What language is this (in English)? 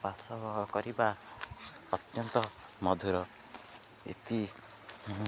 Odia